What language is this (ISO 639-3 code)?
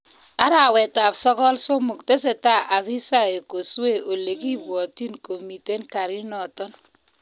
kln